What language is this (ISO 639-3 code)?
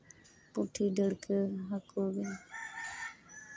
sat